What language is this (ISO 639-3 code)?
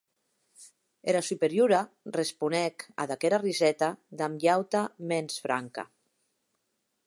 oci